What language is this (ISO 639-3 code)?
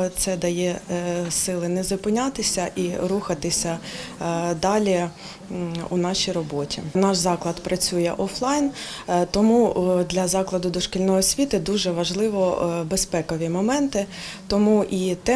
ukr